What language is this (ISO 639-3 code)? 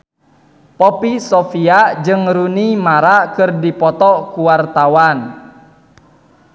sun